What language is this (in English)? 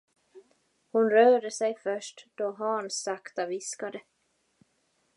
Swedish